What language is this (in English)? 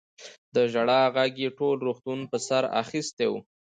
Pashto